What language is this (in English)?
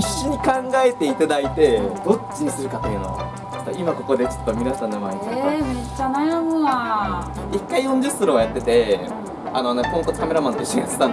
Japanese